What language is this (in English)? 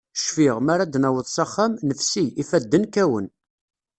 Kabyle